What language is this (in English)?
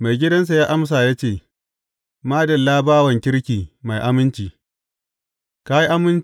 Hausa